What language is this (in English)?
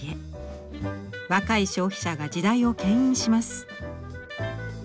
Japanese